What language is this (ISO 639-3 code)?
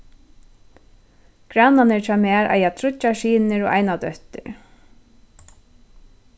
fao